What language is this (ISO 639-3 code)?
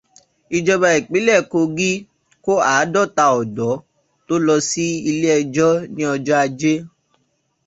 yor